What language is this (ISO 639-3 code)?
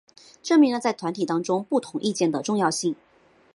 zho